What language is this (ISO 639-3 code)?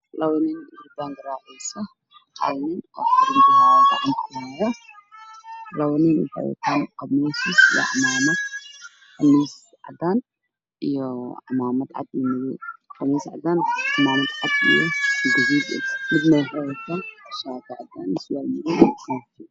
som